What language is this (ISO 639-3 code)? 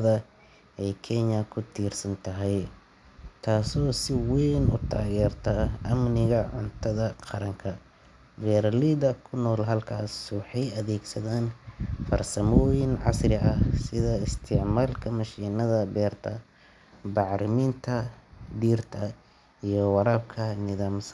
som